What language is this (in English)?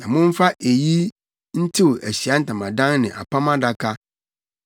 Akan